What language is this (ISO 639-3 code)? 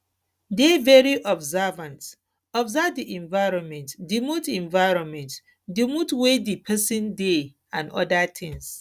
pcm